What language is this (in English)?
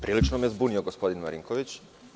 Serbian